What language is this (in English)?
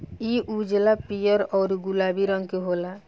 Bhojpuri